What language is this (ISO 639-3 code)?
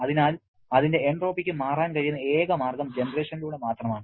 mal